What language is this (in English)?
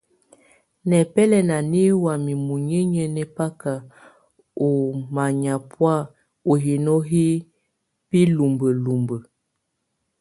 Tunen